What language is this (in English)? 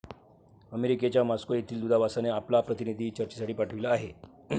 Marathi